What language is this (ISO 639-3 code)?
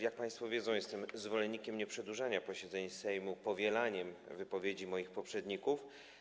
pol